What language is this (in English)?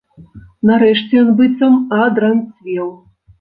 Belarusian